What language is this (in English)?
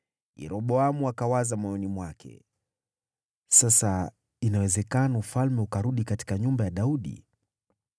Swahili